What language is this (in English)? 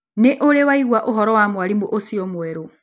Kikuyu